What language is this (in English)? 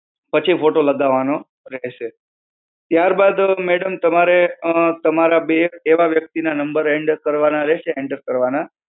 Gujarati